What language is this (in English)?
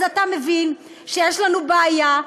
Hebrew